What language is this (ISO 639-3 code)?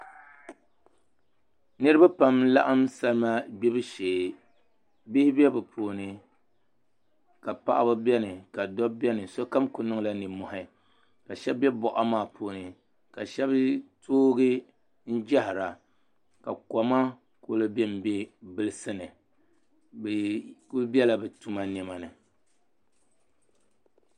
dag